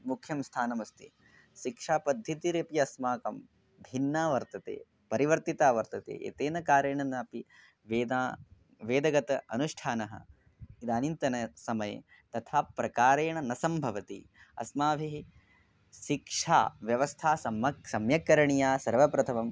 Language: Sanskrit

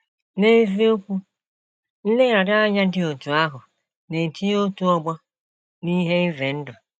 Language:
Igbo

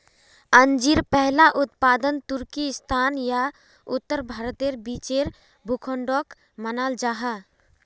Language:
Magahi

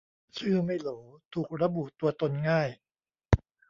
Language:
Thai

